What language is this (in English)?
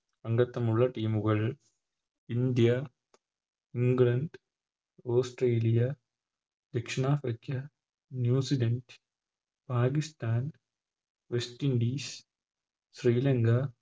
Malayalam